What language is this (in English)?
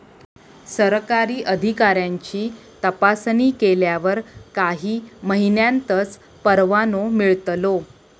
Marathi